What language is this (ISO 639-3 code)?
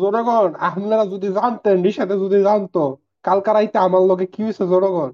ben